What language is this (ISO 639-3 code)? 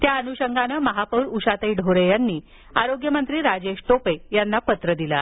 mar